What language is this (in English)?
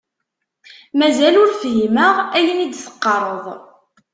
Kabyle